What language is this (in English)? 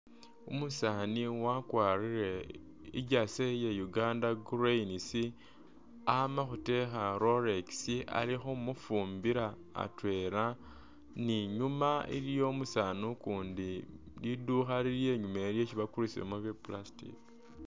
Masaaba